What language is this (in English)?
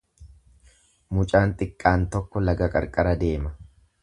Oromo